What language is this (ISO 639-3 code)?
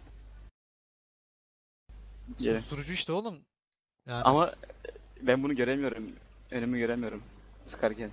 tur